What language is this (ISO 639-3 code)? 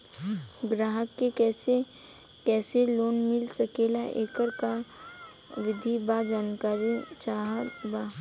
bho